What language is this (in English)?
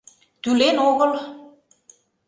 Mari